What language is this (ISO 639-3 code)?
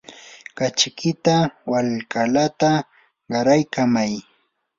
qur